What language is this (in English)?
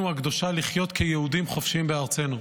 Hebrew